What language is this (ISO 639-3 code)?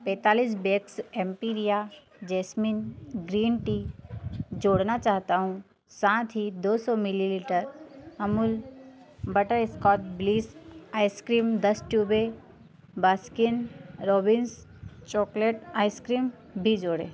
hin